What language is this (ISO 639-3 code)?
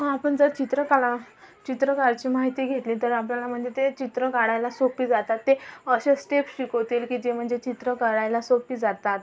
mar